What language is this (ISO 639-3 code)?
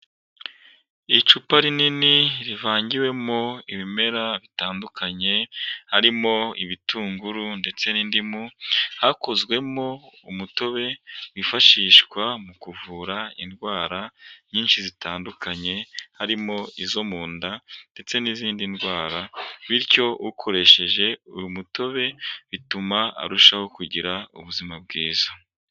kin